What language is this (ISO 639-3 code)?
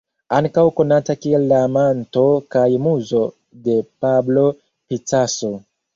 epo